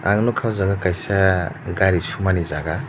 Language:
Kok Borok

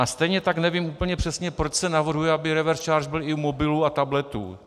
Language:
Czech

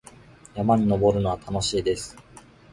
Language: Japanese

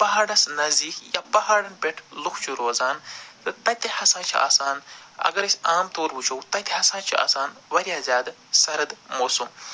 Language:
Kashmiri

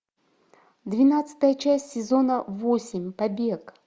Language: Russian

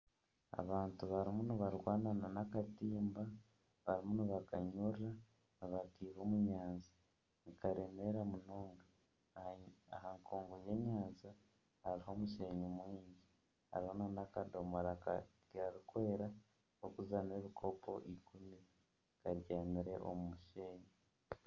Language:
Nyankole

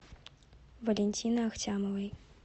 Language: Russian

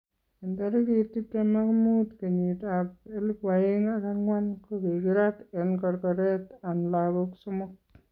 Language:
Kalenjin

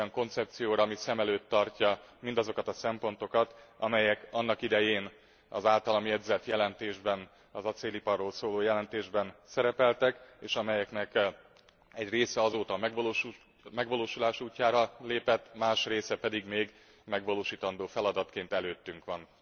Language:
Hungarian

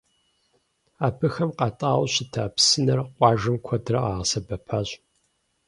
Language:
Kabardian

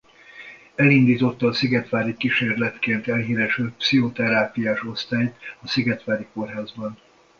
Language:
Hungarian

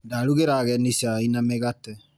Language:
Kikuyu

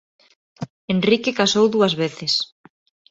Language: Galician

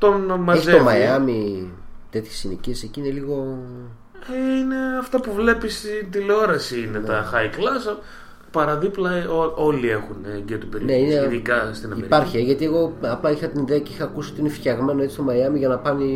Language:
Greek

